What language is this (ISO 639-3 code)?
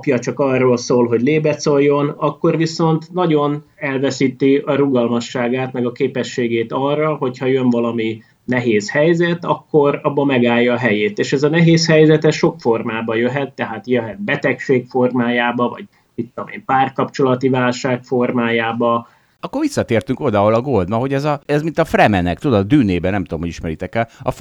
hun